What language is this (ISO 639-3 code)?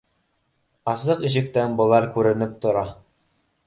bak